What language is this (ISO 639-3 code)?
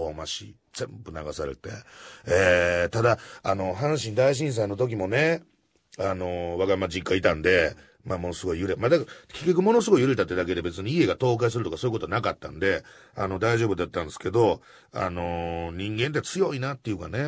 jpn